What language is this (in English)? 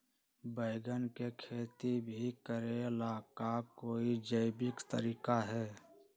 Magahi